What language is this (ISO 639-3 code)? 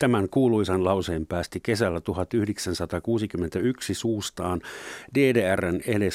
fin